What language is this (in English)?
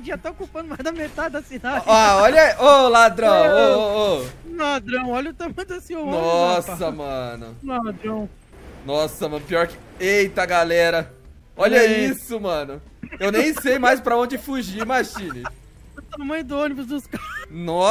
Portuguese